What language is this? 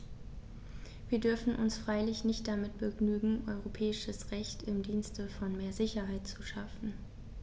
German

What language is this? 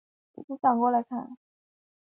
Chinese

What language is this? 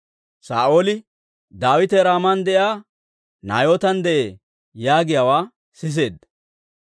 Dawro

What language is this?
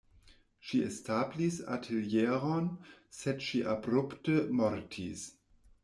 Esperanto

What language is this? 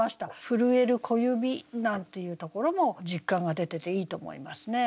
Japanese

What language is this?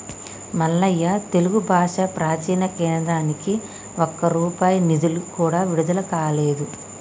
Telugu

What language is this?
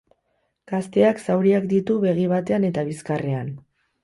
Basque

